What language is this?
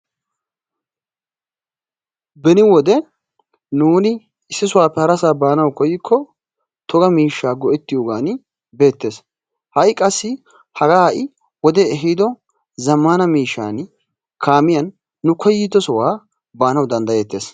Wolaytta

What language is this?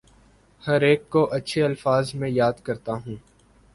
Urdu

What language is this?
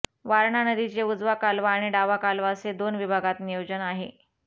Marathi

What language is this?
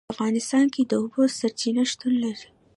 Pashto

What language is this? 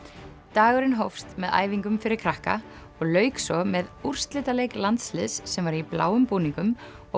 Icelandic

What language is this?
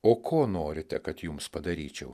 Lithuanian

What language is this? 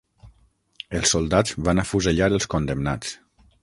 Catalan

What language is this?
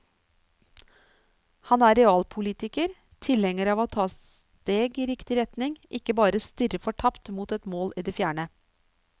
Norwegian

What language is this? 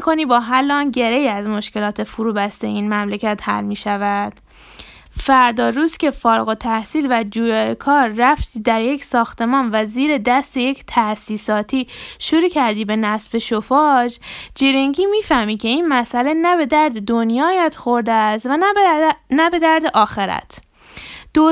Persian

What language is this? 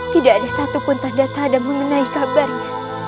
Indonesian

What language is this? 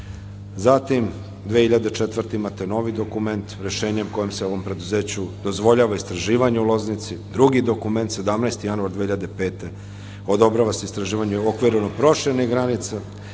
Serbian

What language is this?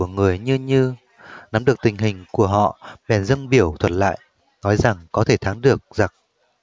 Vietnamese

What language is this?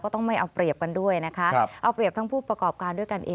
Thai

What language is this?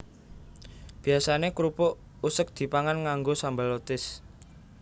Javanese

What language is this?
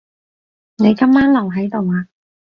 Cantonese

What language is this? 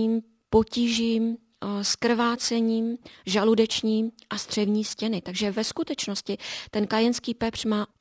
Czech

